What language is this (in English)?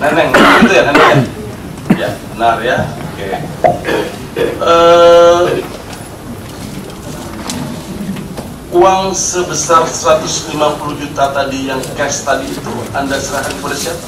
Indonesian